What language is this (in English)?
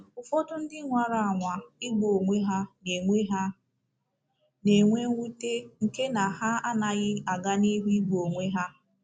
Igbo